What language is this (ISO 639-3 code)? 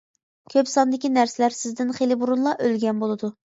uig